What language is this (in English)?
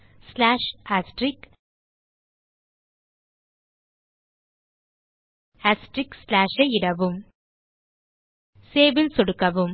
Tamil